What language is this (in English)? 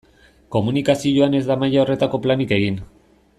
Basque